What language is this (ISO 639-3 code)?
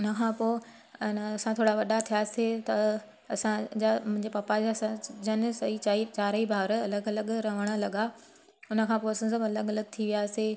snd